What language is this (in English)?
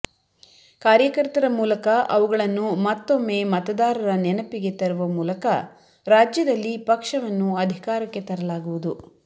Kannada